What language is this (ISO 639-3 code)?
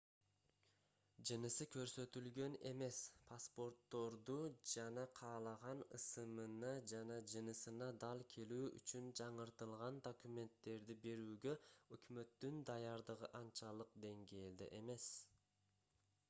kir